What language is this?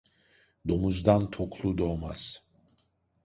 Turkish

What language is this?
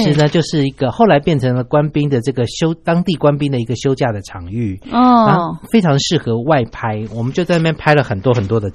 Chinese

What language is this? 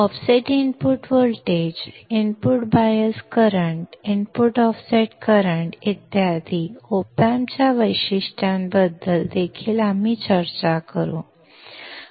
Marathi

